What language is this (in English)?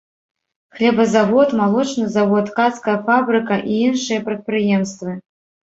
Belarusian